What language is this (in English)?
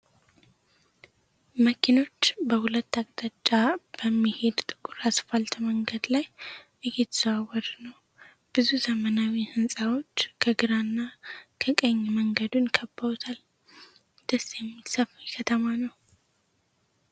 Amharic